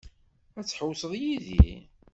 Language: Kabyle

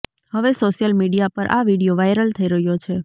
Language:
Gujarati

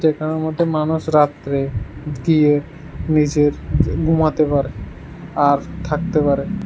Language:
Bangla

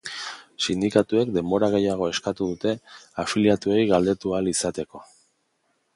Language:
Basque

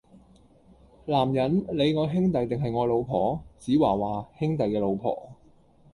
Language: Cantonese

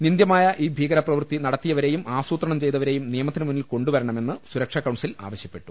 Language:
Malayalam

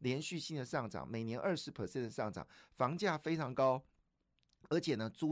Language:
Chinese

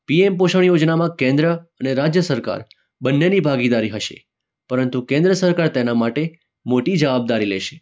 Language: Gujarati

